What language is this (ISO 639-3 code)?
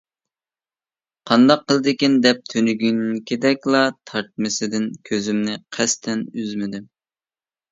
uig